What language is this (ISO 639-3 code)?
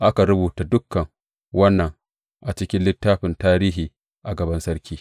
hau